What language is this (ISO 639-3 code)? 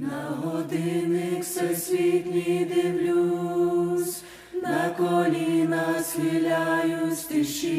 ukr